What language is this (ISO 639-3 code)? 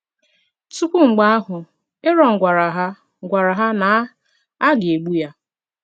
ibo